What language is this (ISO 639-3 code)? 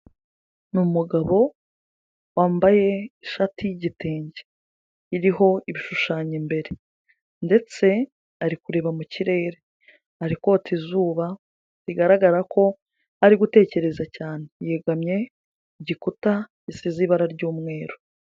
kin